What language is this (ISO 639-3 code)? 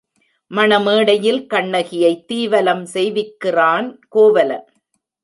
tam